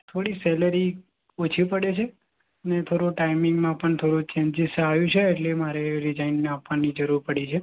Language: Gujarati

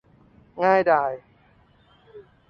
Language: Thai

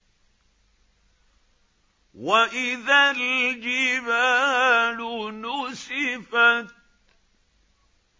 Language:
Arabic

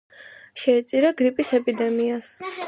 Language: Georgian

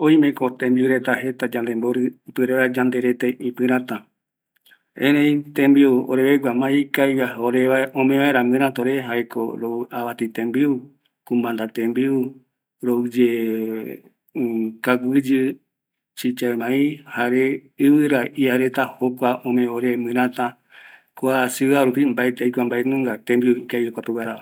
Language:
Eastern Bolivian Guaraní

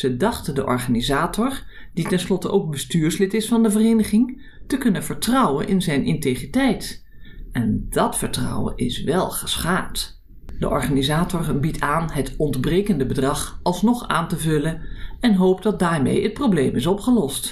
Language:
Dutch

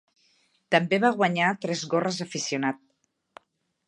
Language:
Catalan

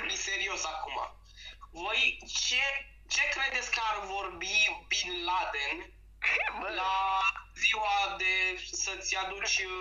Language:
Romanian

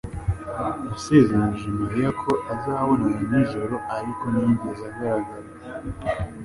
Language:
Kinyarwanda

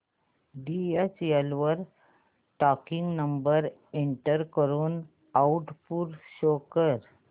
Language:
Marathi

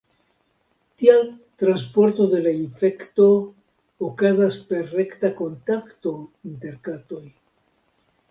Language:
Esperanto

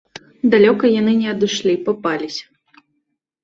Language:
Belarusian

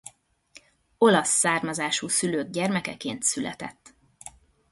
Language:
Hungarian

